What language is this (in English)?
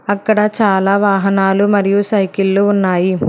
Telugu